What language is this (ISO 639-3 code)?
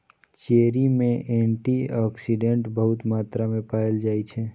mai